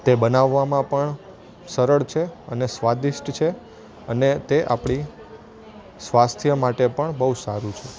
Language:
Gujarati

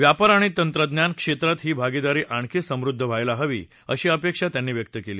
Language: Marathi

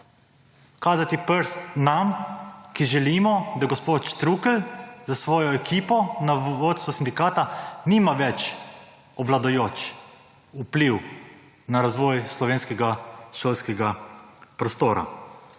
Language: Slovenian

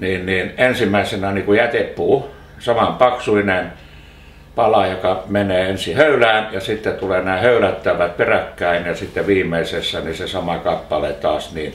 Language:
Finnish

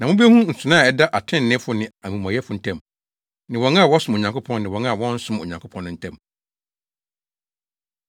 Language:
Akan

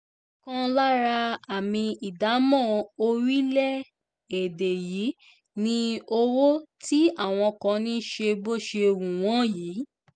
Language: Yoruba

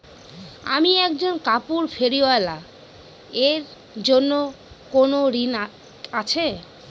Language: Bangla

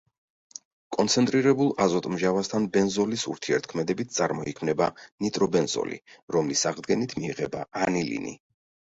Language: Georgian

